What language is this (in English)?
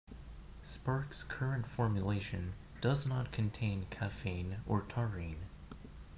English